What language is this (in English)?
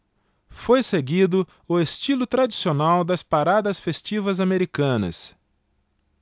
Portuguese